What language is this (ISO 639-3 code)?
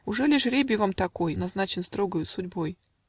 rus